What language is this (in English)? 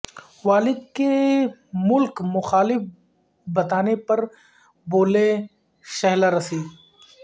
Urdu